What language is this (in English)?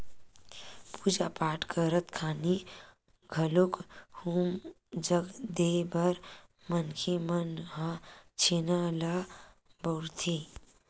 Chhattisgarhi